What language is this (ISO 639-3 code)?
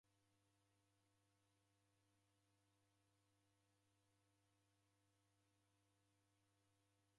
dav